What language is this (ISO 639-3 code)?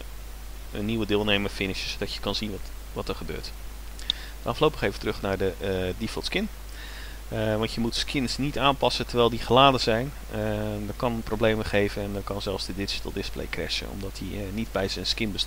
nld